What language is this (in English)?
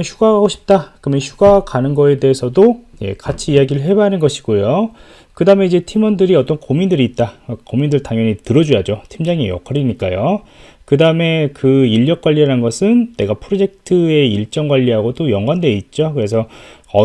Korean